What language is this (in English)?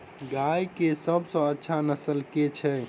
Maithili